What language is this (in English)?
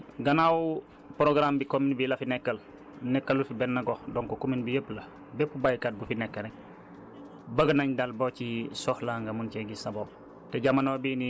Wolof